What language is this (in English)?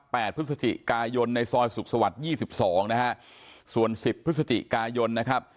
Thai